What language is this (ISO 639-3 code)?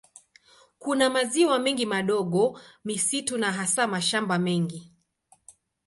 swa